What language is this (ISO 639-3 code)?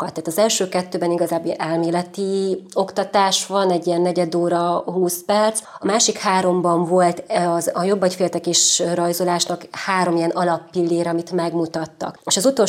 hun